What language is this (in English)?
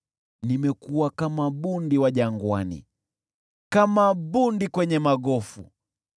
Swahili